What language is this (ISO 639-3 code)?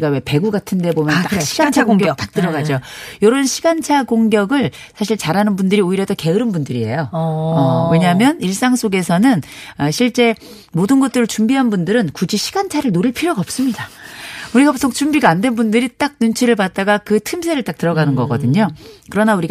kor